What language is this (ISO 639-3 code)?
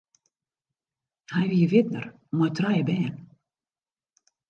fry